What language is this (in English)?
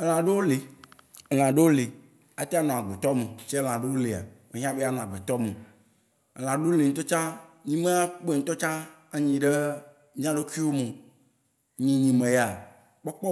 Waci Gbe